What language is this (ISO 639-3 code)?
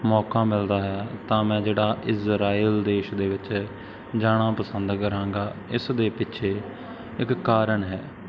pan